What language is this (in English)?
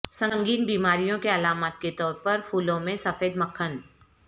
Urdu